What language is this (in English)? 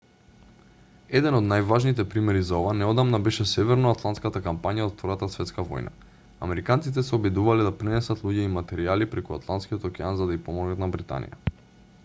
Macedonian